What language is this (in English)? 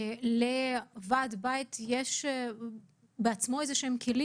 Hebrew